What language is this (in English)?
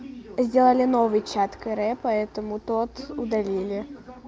Russian